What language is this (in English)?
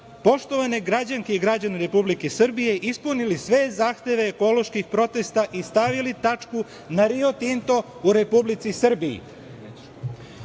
Serbian